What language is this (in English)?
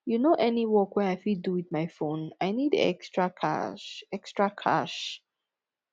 Nigerian Pidgin